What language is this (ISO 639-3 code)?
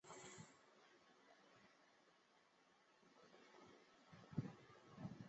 zho